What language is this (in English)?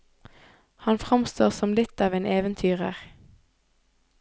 Norwegian